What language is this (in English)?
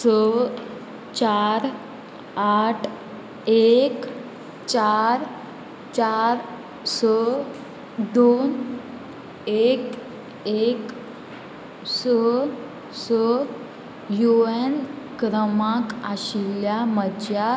Konkani